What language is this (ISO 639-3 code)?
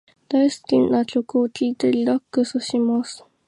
jpn